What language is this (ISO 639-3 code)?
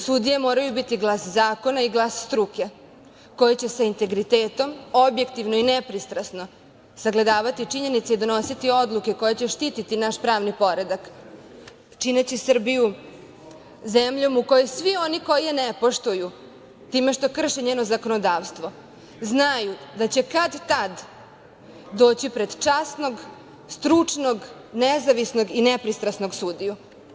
srp